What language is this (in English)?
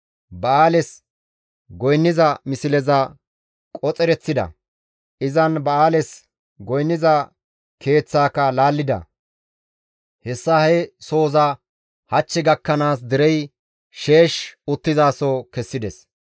Gamo